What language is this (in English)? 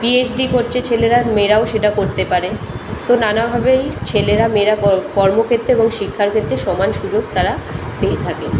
Bangla